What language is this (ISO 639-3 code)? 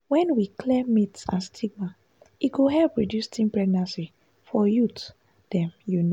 pcm